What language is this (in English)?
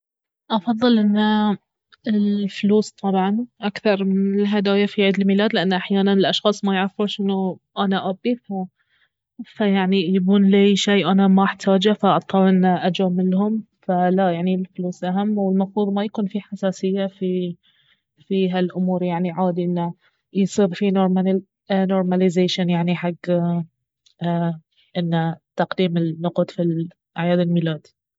Baharna Arabic